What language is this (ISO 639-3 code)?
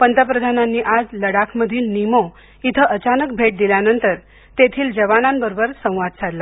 mar